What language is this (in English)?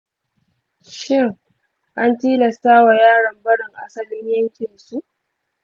Hausa